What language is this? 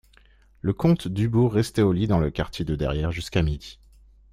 French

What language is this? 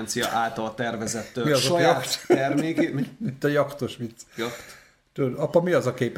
Hungarian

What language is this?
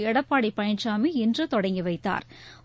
Tamil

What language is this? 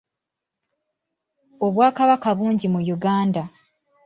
Ganda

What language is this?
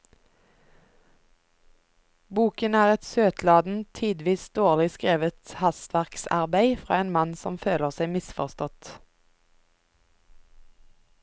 Norwegian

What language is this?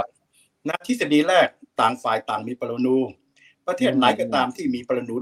Thai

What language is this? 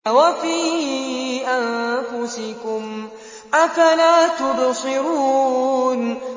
Arabic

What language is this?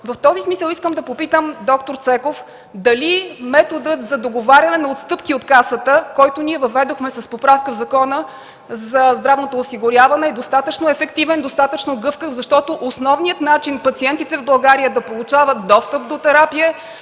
Bulgarian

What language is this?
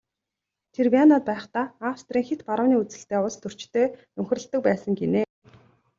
Mongolian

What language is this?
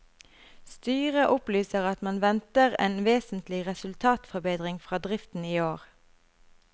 Norwegian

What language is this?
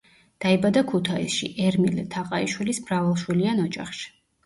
Georgian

